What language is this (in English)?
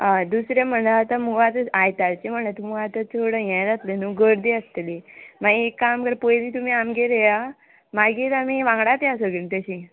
Konkani